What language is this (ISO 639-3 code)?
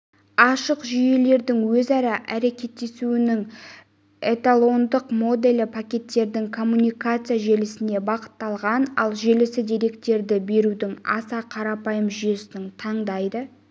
kaz